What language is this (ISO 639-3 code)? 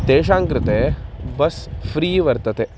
san